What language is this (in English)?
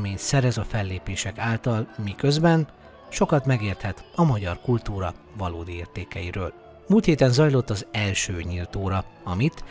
Hungarian